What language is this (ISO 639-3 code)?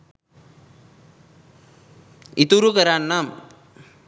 sin